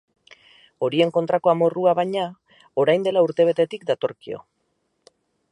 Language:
Basque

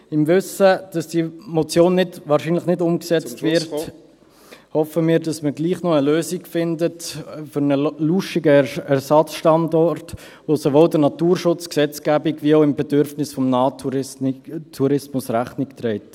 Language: Swiss German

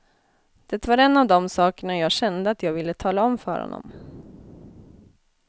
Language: Swedish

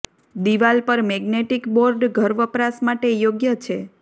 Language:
Gujarati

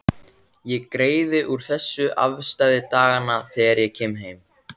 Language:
Icelandic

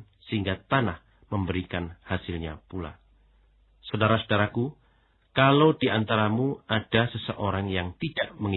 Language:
Indonesian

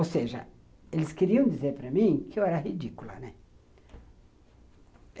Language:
Portuguese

